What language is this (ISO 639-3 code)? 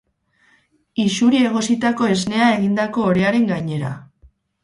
eus